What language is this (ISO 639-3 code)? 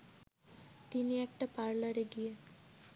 ben